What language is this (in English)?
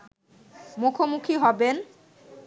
Bangla